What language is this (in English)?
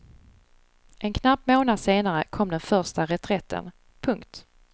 Swedish